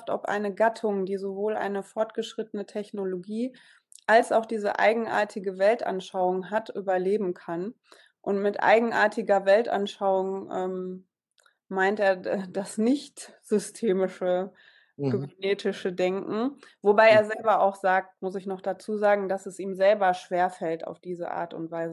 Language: German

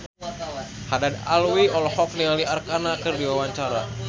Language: Sundanese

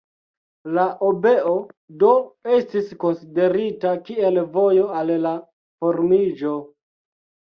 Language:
Esperanto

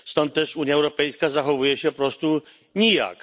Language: Polish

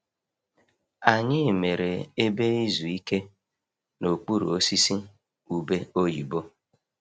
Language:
Igbo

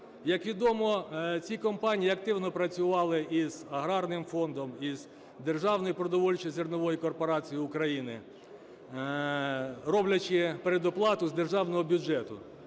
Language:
Ukrainian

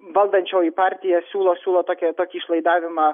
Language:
Lithuanian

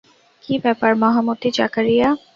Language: Bangla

